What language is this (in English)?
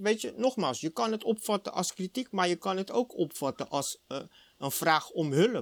Dutch